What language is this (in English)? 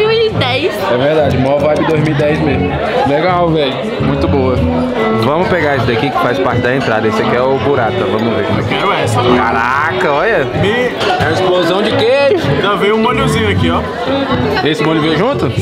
Portuguese